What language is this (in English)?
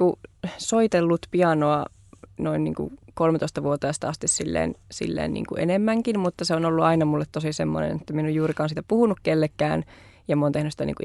Finnish